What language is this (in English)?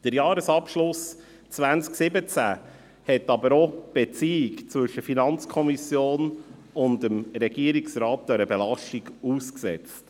Swiss German